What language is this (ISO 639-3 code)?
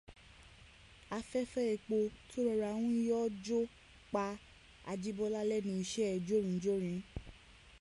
yor